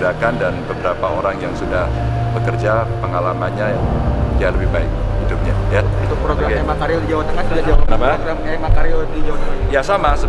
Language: Indonesian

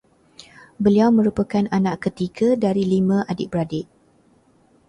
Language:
Malay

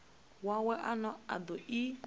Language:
Venda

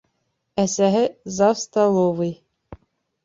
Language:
Bashkir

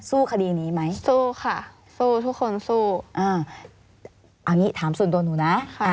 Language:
Thai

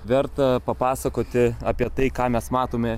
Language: Lithuanian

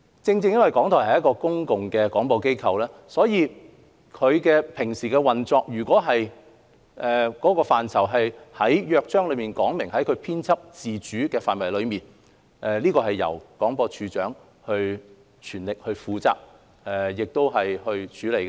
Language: Cantonese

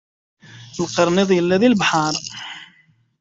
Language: Kabyle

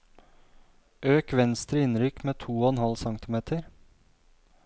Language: Norwegian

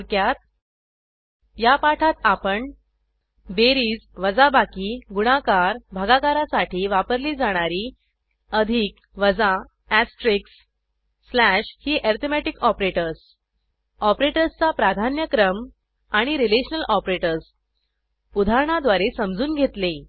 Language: Marathi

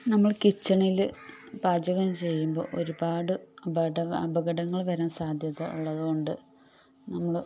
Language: Malayalam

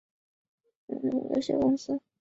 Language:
Chinese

